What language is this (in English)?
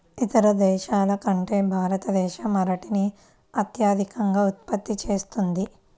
Telugu